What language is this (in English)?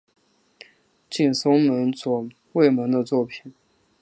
Chinese